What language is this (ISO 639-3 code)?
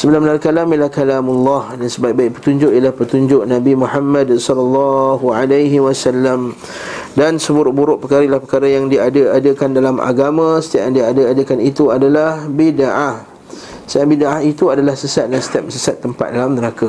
msa